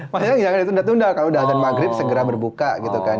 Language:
Indonesian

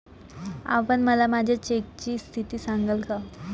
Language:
Marathi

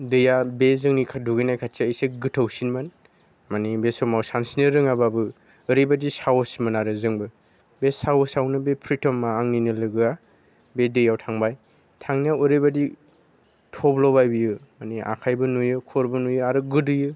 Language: Bodo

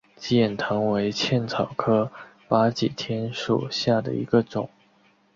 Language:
Chinese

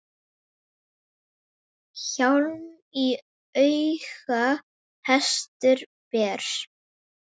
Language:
Icelandic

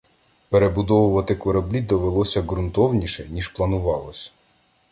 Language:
Ukrainian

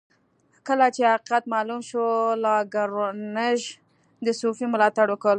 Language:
Pashto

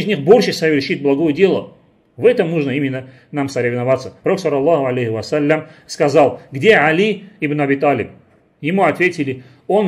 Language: Russian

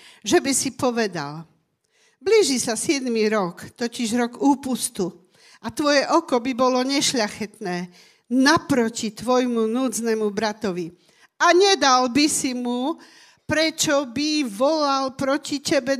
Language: Slovak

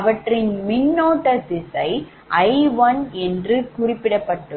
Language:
Tamil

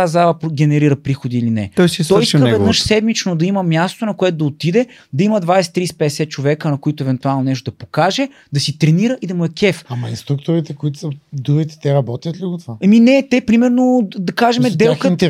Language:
Bulgarian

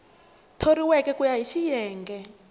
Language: Tsonga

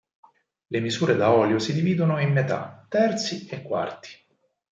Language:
Italian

